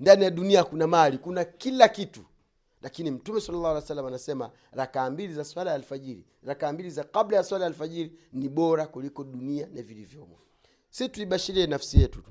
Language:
Swahili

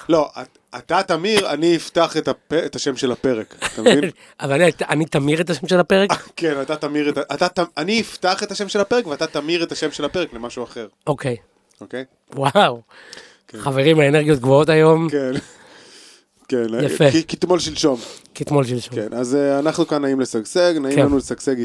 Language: Hebrew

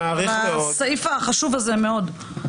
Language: Hebrew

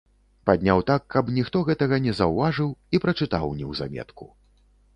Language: Belarusian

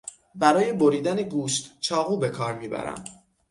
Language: Persian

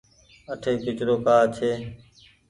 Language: Goaria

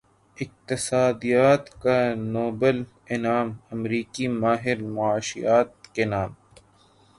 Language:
Urdu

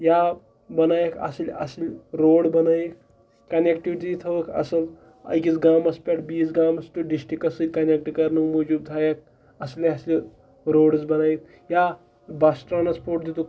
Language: Kashmiri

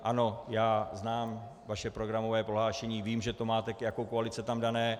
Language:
Czech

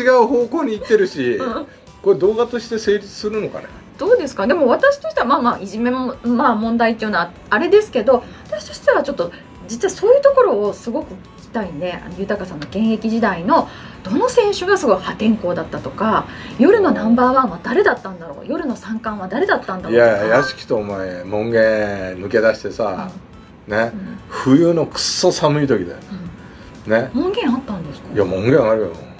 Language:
Japanese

